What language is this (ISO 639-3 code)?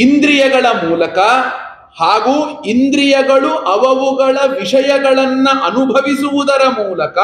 kan